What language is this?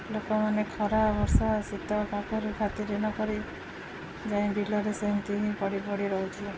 Odia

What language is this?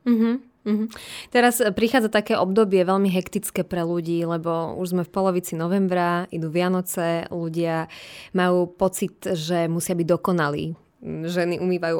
Slovak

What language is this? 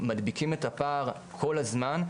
Hebrew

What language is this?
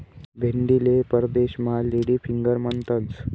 Marathi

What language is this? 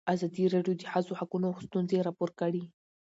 Pashto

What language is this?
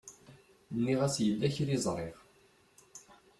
Kabyle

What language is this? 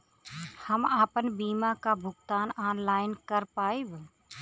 Bhojpuri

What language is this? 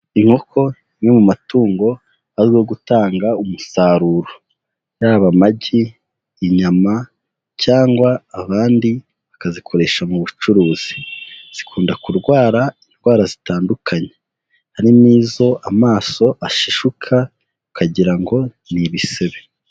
Kinyarwanda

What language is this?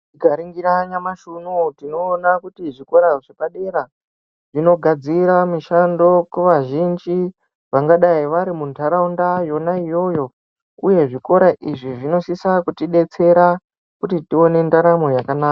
Ndau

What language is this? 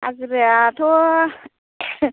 Bodo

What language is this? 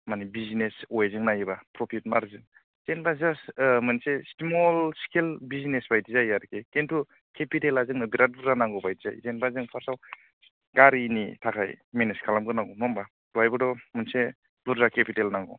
Bodo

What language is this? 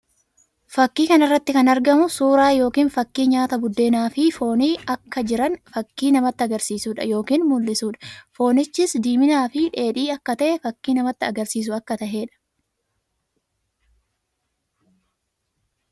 Oromo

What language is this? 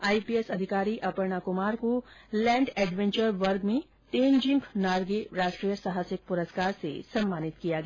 Hindi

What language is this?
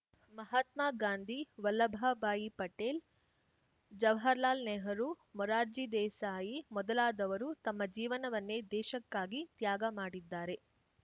Kannada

